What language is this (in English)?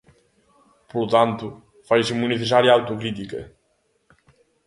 Galician